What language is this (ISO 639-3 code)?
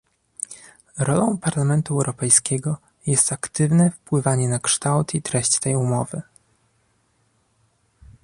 pol